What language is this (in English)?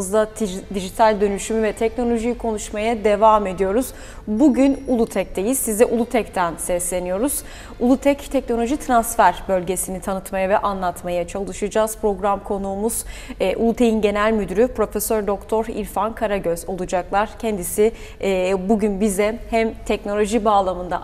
Turkish